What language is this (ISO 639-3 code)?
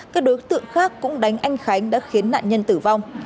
vie